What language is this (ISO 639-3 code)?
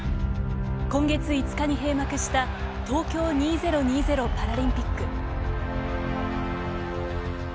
jpn